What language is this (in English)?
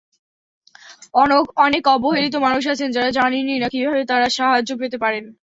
Bangla